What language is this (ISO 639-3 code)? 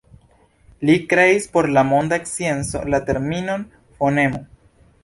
epo